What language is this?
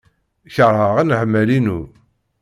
Kabyle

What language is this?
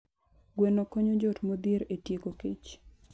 Luo (Kenya and Tanzania)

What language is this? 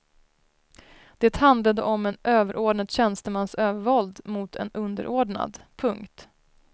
Swedish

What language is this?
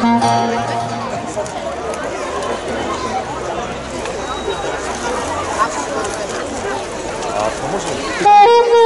Greek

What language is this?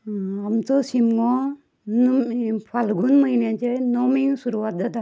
Konkani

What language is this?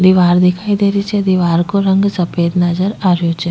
Rajasthani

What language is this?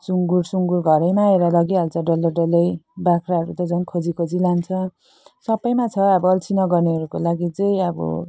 Nepali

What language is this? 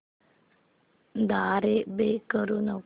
Marathi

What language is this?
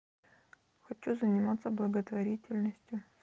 Russian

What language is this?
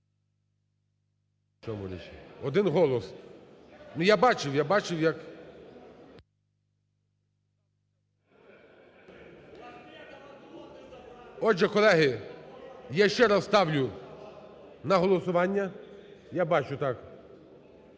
Ukrainian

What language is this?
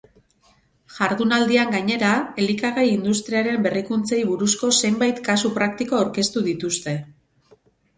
Basque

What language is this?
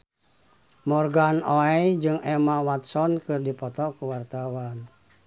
Sundanese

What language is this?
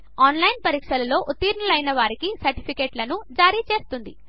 Telugu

